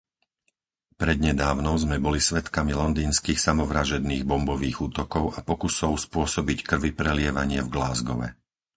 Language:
Slovak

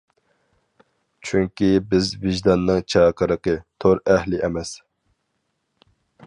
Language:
Uyghur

